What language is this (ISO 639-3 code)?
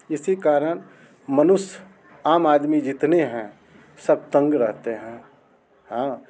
hin